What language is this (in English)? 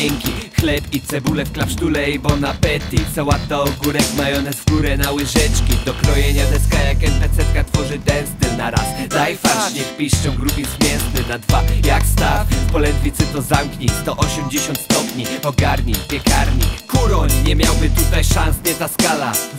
Polish